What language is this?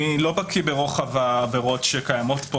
Hebrew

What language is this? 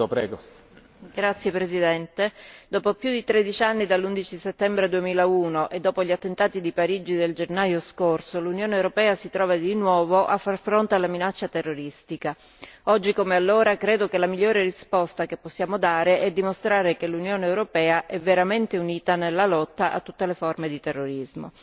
Italian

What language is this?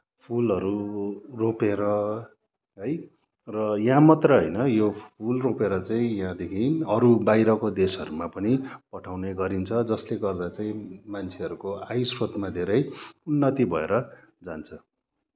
Nepali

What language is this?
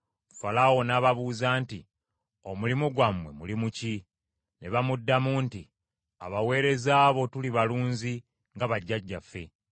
Ganda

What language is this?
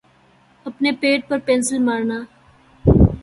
Urdu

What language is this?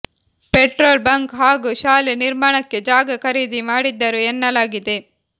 Kannada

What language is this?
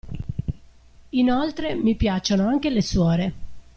Italian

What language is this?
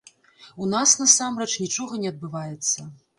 Belarusian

